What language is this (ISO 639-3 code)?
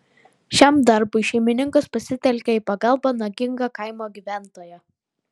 lit